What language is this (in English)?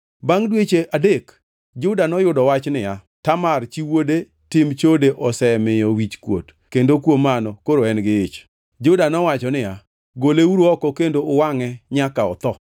Luo (Kenya and Tanzania)